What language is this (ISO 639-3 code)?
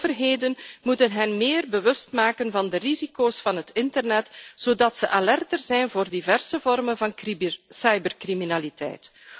nld